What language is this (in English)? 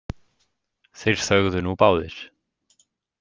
Icelandic